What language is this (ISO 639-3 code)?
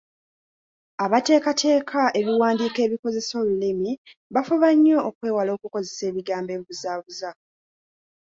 lug